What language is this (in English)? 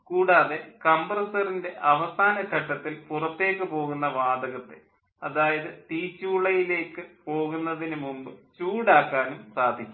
Malayalam